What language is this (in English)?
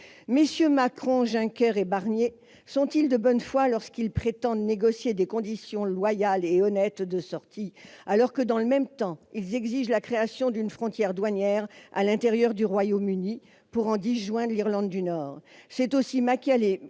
French